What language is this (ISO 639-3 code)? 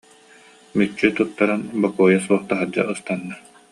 sah